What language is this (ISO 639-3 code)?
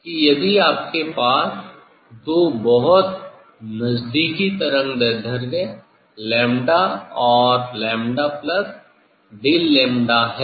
hin